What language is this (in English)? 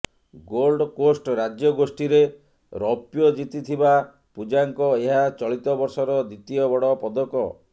Odia